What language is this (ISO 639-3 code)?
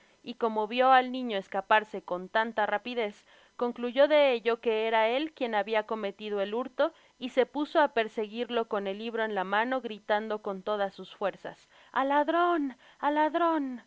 spa